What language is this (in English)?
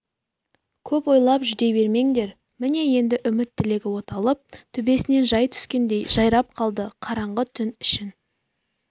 Kazakh